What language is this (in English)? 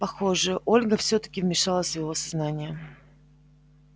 Russian